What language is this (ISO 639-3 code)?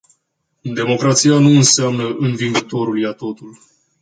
ron